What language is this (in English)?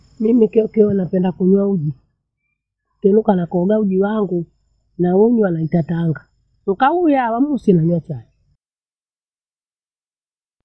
Bondei